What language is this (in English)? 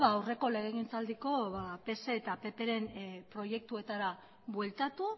Basque